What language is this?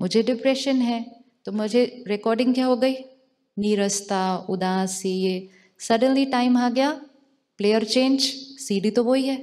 Hindi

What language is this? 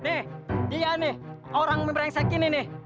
Indonesian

